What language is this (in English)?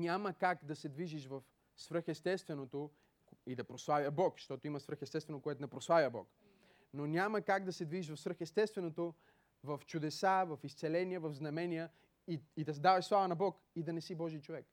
Bulgarian